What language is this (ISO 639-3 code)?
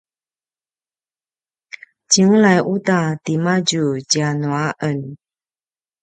pwn